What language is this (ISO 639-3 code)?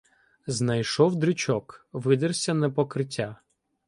ukr